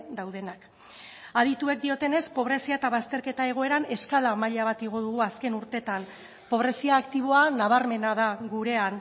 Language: Basque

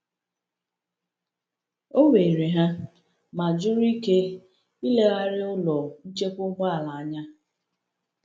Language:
Igbo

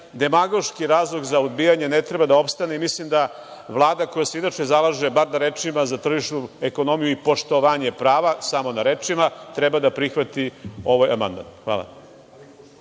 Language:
Serbian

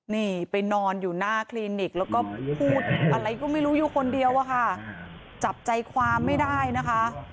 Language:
Thai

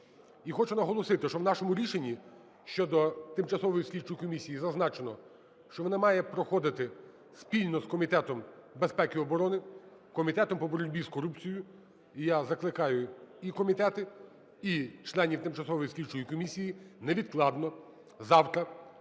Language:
Ukrainian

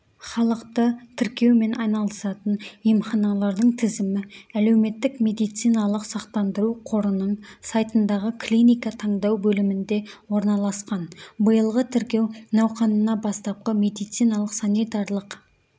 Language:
Kazakh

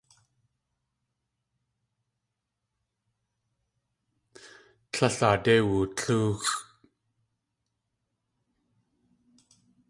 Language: Tlingit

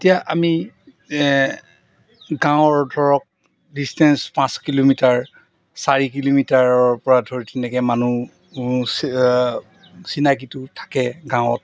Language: Assamese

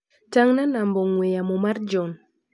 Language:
Luo (Kenya and Tanzania)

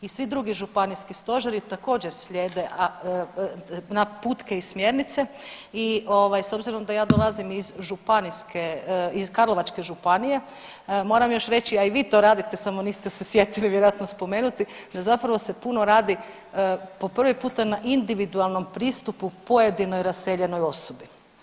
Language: Croatian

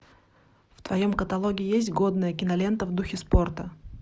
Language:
Russian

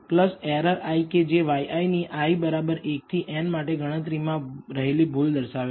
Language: Gujarati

